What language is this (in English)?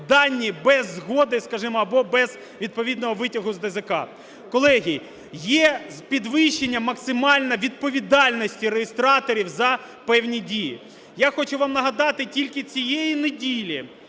Ukrainian